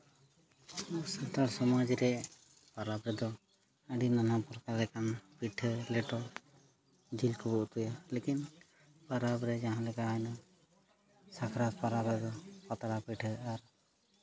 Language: Santali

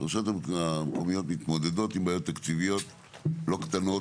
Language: Hebrew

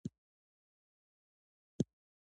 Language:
Pashto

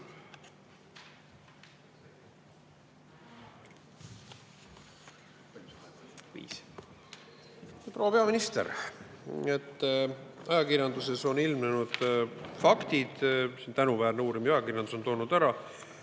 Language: Estonian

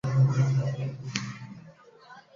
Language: Chinese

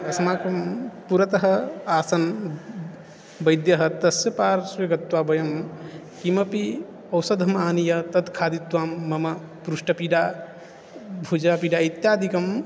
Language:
Sanskrit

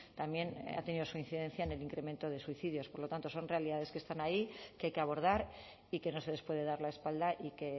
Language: Spanish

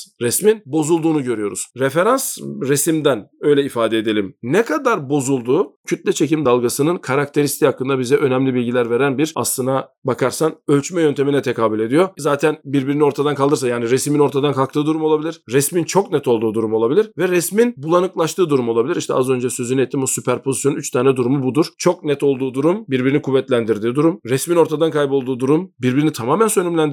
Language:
Turkish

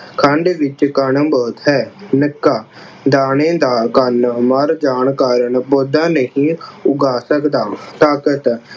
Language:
Punjabi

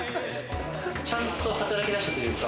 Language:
Japanese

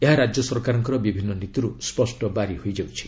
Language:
Odia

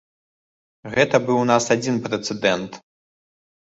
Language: Belarusian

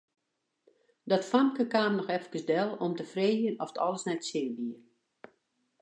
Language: Western Frisian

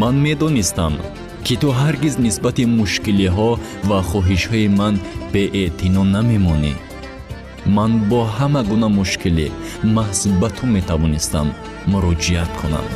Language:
Persian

